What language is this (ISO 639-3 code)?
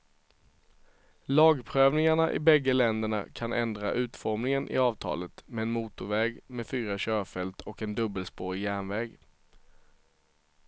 swe